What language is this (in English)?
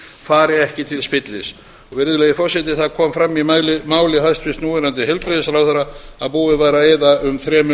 Icelandic